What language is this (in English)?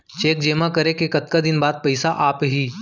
Chhattisgarhi